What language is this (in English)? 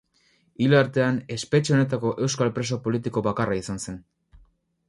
Basque